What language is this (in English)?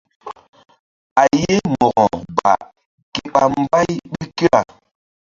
Mbum